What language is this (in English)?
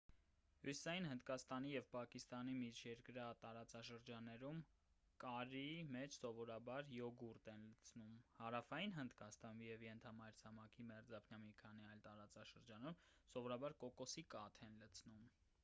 Armenian